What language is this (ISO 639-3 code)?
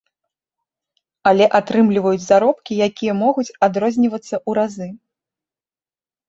bel